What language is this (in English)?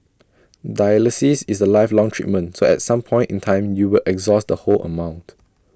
English